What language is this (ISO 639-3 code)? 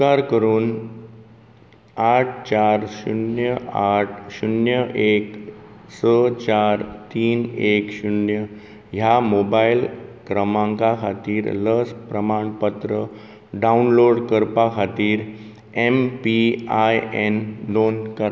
kok